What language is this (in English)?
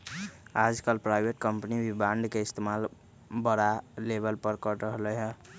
Magahi